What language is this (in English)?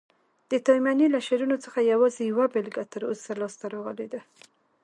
Pashto